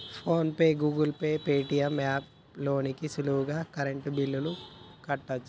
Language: Telugu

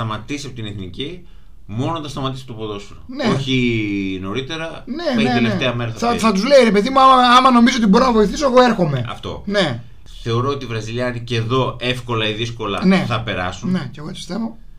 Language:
Greek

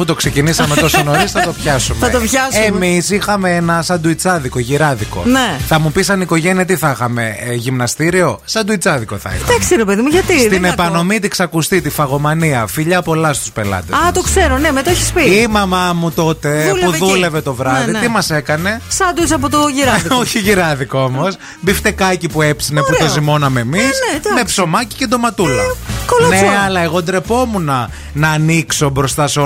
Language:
Greek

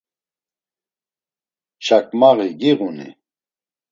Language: Laz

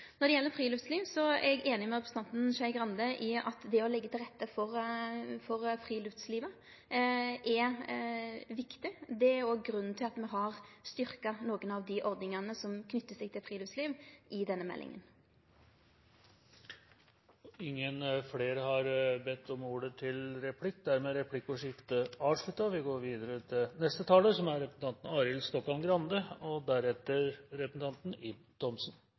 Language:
Norwegian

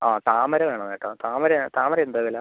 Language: Malayalam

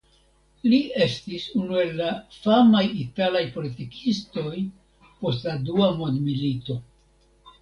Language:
Esperanto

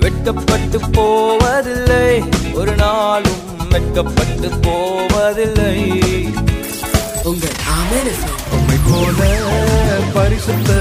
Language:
Urdu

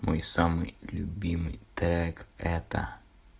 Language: Russian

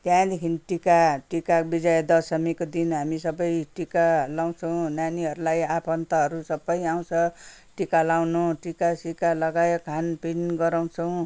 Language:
Nepali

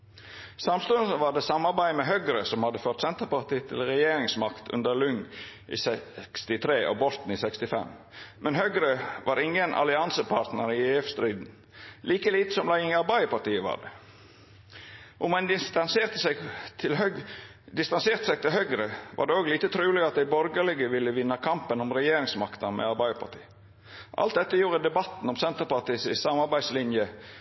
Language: Norwegian Nynorsk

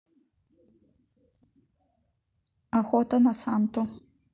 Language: Russian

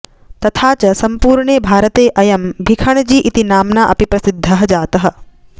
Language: Sanskrit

